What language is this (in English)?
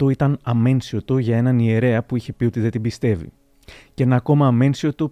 Greek